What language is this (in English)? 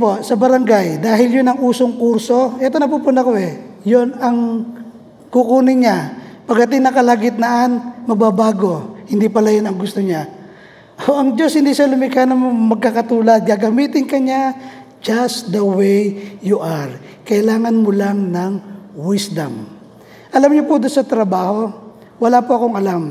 Filipino